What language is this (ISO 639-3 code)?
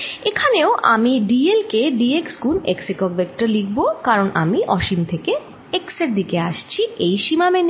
ben